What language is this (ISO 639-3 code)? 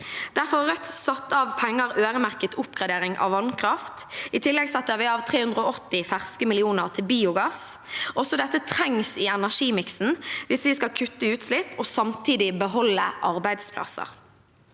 nor